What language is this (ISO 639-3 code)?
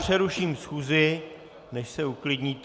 ces